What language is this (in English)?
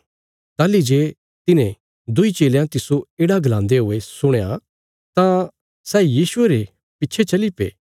Bilaspuri